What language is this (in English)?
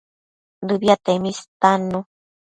Matsés